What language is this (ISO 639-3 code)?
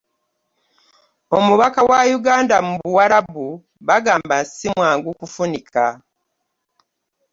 lug